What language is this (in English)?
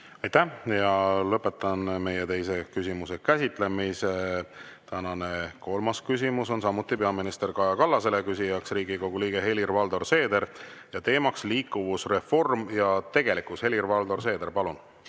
Estonian